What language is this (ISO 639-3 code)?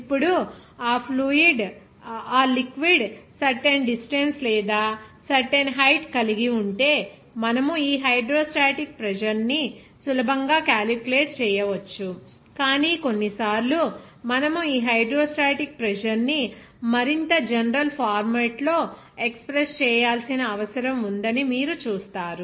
tel